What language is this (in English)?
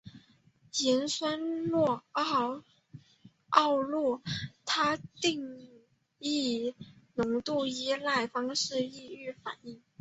Chinese